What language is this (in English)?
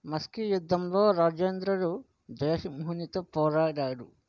Telugu